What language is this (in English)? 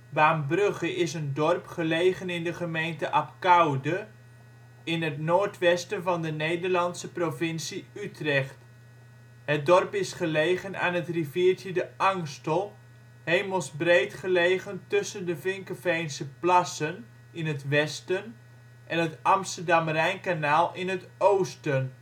Dutch